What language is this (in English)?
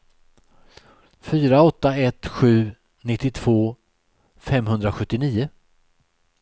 Swedish